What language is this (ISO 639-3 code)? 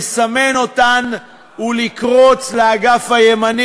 heb